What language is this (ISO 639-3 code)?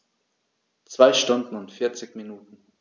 deu